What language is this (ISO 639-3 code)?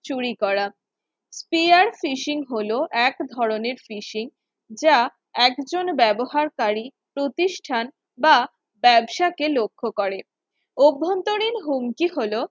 ben